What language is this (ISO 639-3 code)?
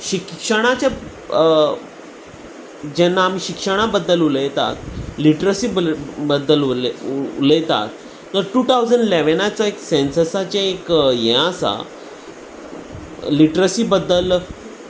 kok